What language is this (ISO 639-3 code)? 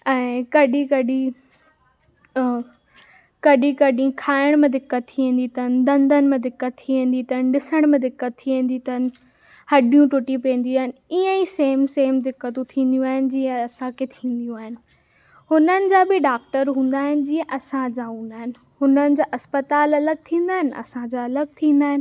snd